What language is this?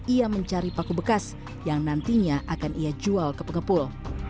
Indonesian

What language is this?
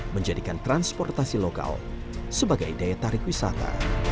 Indonesian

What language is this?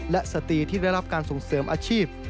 Thai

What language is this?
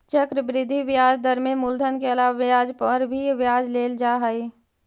Magahi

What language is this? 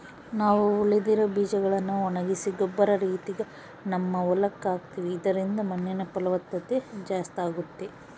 Kannada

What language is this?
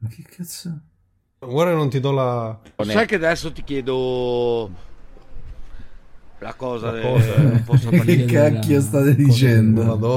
Italian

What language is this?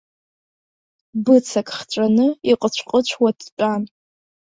Abkhazian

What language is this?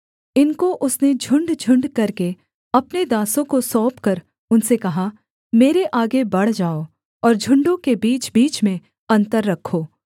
Hindi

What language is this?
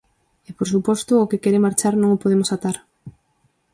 Galician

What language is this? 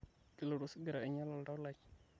Masai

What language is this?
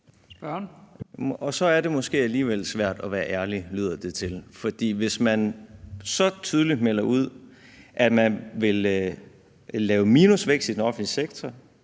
Danish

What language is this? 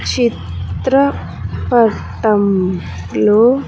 Telugu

